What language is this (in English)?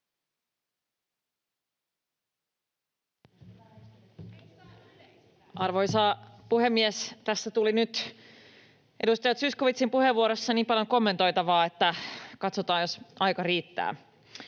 Finnish